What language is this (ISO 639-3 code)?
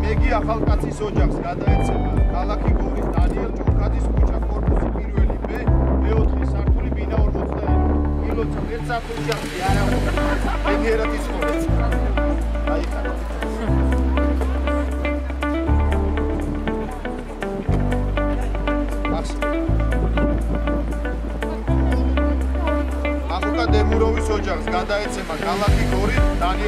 ron